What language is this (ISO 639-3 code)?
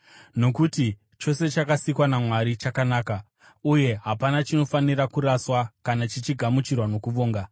sna